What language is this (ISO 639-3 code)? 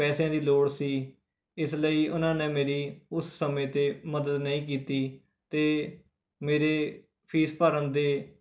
pan